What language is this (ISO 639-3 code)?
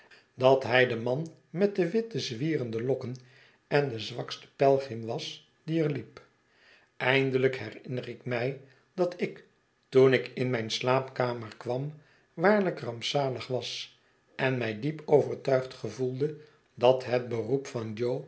nld